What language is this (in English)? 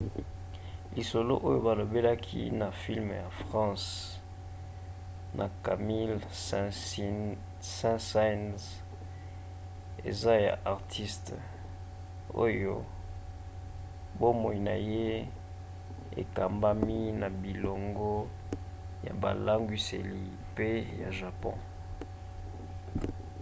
Lingala